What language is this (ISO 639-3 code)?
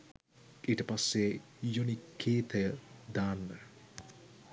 sin